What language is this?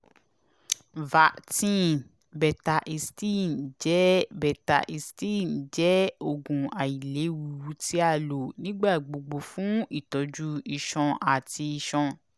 Yoruba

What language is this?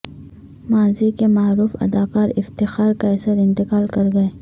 Urdu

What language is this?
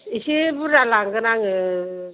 Bodo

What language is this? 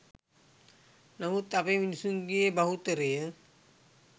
Sinhala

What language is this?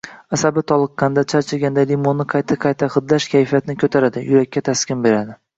Uzbek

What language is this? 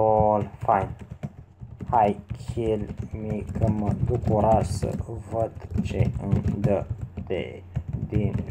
Romanian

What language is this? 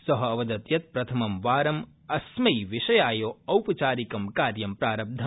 Sanskrit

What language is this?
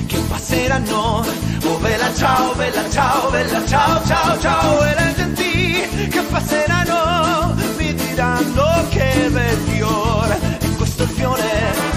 Romanian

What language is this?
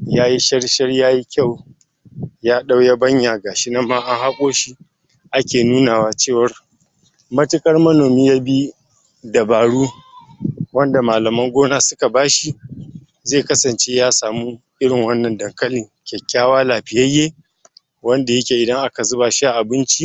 Hausa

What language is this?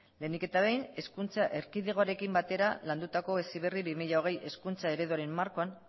Basque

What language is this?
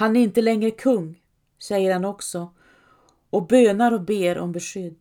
Swedish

